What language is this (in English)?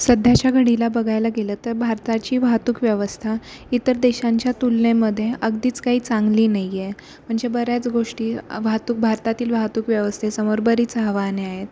Marathi